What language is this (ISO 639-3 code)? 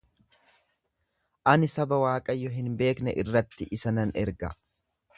orm